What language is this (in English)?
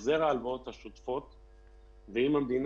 Hebrew